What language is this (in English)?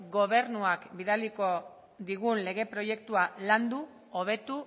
Basque